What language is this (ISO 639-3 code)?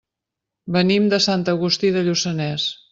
cat